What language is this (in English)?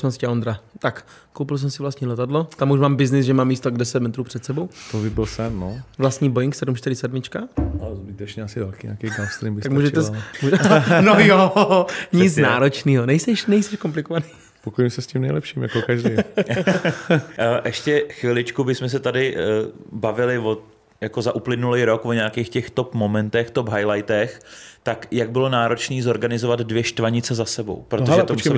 Czech